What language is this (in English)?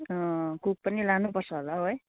Nepali